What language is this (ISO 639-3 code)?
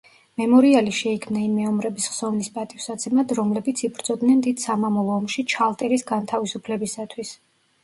kat